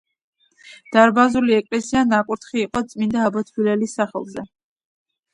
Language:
Georgian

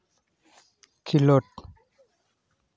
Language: Santali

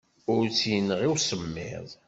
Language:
Kabyle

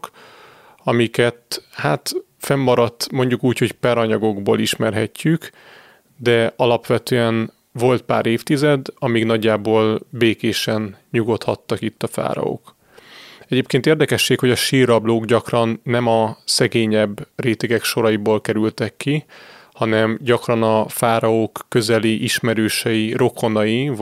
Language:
Hungarian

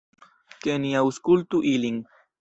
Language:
Esperanto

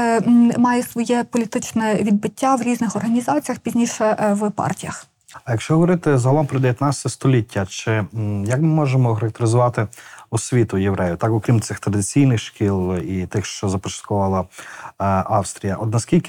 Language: Ukrainian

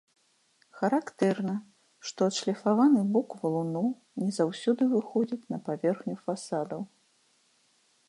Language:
Belarusian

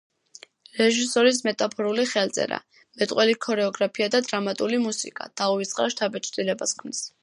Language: Georgian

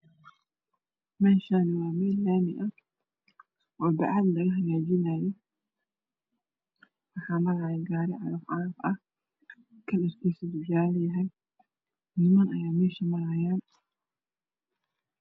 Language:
Somali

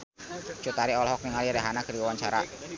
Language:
Sundanese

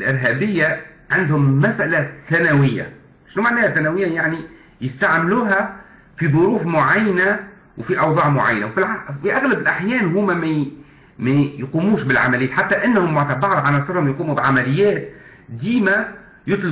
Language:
Arabic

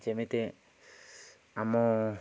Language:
Odia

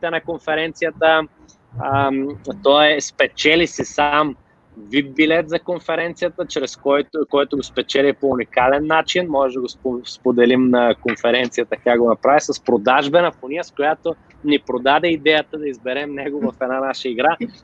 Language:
Bulgarian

